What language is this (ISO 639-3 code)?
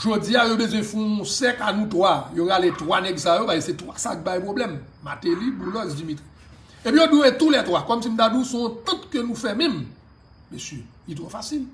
fra